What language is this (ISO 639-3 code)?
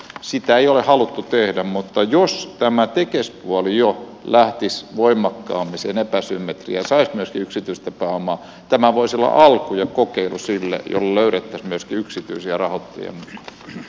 fin